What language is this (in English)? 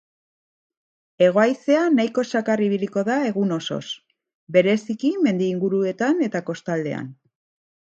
Basque